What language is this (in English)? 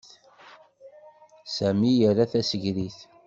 Kabyle